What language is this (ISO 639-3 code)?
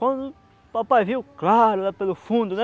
por